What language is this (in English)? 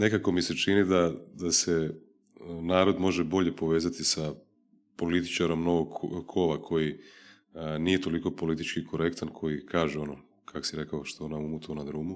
Croatian